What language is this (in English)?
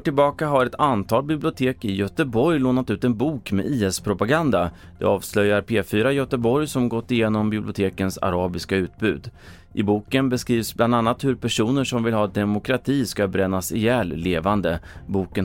Swedish